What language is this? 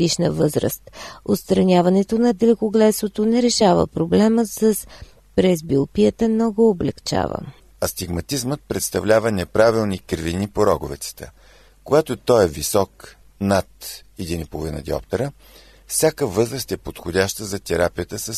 Bulgarian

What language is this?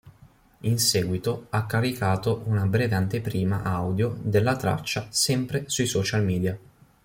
Italian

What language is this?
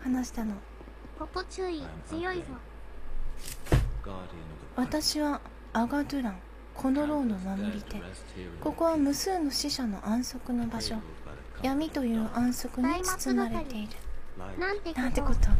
Japanese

